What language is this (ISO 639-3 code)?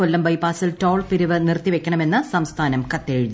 mal